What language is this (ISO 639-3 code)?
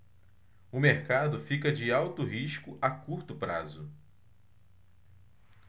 por